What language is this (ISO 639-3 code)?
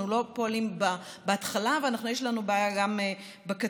heb